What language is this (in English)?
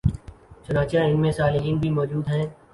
Urdu